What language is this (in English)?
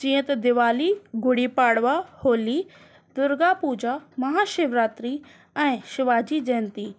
Sindhi